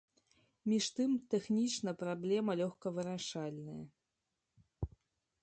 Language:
Belarusian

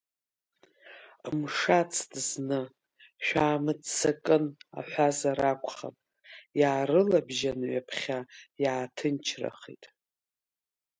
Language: Abkhazian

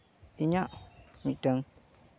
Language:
Santali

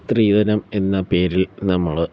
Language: Malayalam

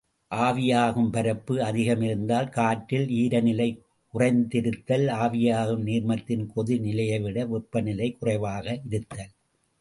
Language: Tamil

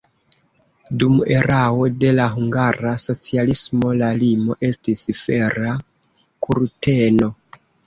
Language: Esperanto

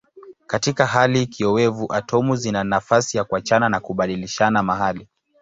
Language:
Swahili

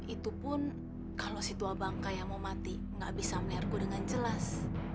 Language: Indonesian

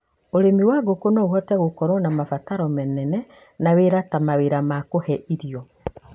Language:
Kikuyu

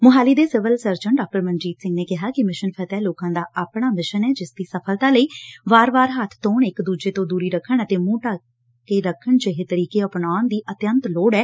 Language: Punjabi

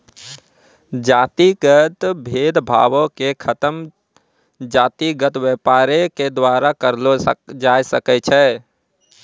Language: Maithili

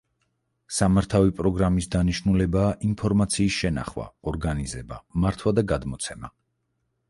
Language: Georgian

